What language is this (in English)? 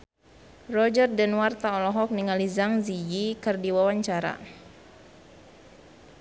Sundanese